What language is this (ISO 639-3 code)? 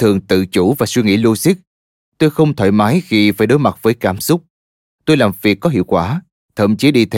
vie